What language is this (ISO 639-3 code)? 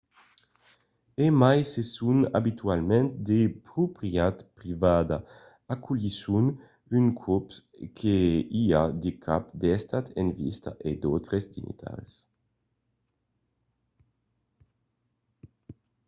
oci